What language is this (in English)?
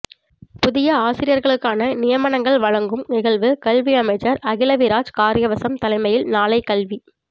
Tamil